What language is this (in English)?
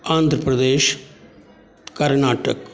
Maithili